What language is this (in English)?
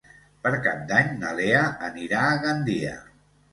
Catalan